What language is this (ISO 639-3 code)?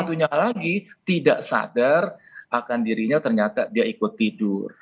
ind